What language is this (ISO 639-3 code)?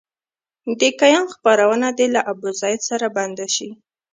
pus